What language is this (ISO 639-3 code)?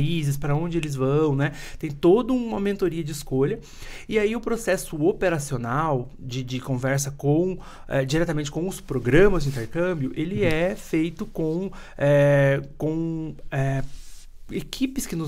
por